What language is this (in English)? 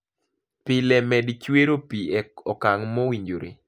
Luo (Kenya and Tanzania)